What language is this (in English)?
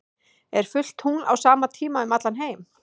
Icelandic